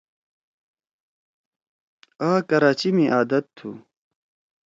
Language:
Torwali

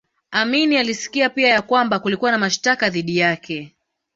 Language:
Swahili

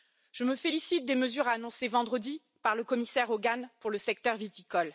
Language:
French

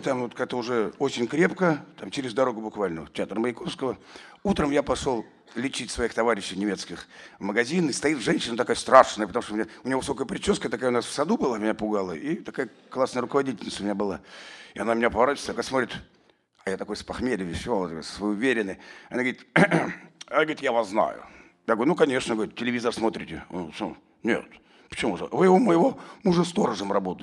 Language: Russian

